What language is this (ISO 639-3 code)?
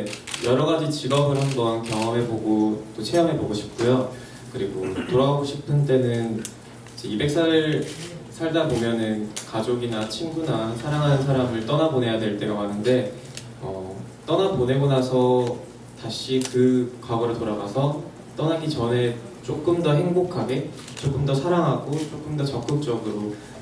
kor